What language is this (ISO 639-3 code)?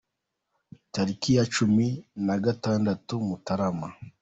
kin